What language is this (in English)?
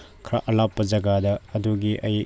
Manipuri